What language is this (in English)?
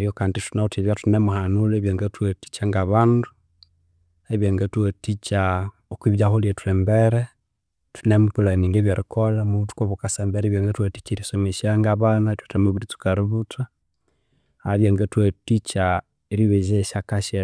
Konzo